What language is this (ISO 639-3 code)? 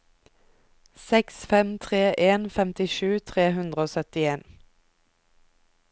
nor